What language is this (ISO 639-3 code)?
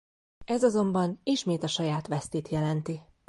hun